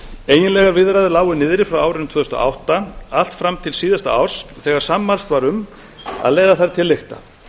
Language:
Icelandic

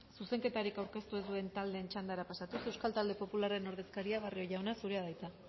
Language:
Basque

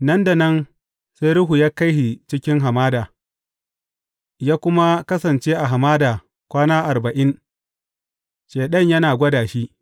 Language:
Hausa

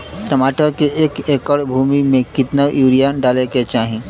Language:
Bhojpuri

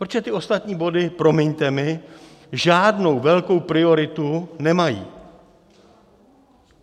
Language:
Czech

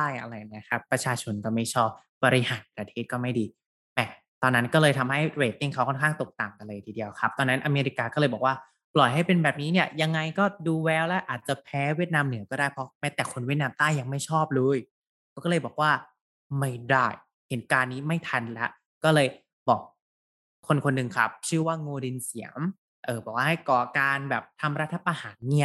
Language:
Thai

